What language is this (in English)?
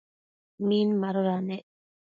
Matsés